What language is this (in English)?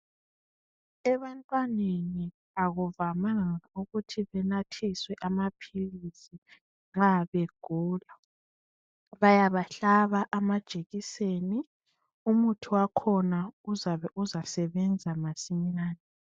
North Ndebele